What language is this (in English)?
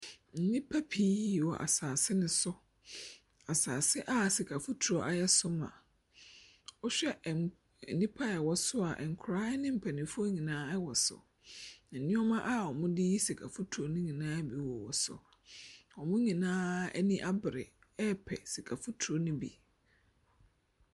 Akan